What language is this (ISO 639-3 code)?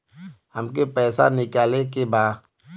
bho